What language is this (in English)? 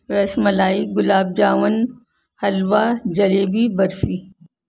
Urdu